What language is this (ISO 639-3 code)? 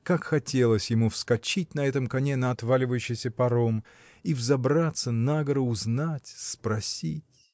rus